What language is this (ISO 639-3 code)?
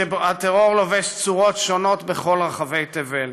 heb